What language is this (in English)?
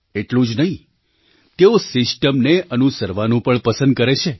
Gujarati